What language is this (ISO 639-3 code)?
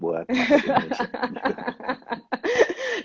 ind